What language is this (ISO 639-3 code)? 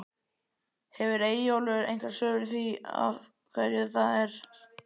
isl